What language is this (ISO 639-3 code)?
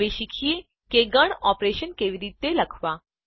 guj